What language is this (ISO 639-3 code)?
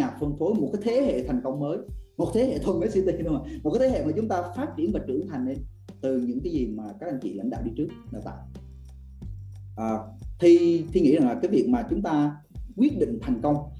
vie